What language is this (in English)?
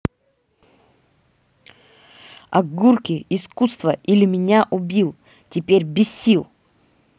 Russian